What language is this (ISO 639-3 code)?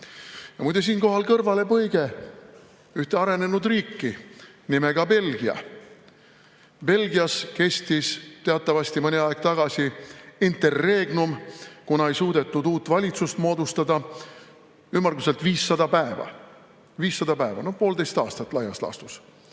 est